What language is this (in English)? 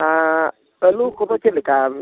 Santali